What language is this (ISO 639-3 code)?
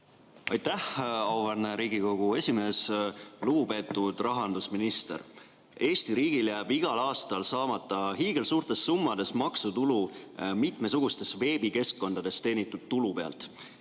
est